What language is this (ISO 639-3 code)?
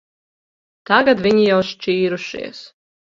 lav